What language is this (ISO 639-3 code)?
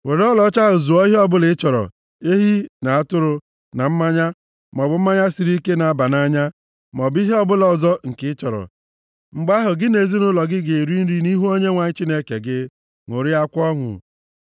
ibo